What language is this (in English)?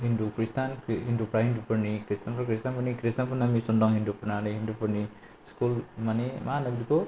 Bodo